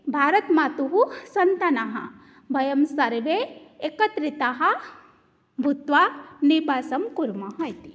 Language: Sanskrit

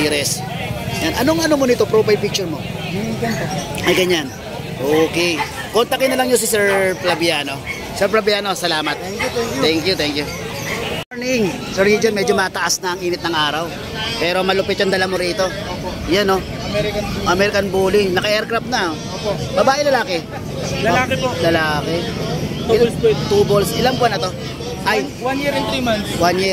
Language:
Filipino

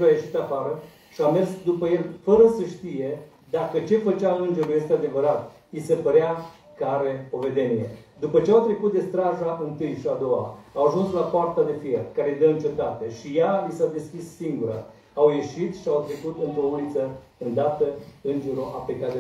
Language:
Romanian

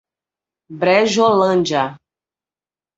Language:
Portuguese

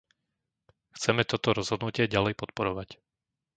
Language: Slovak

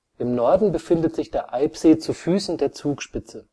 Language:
German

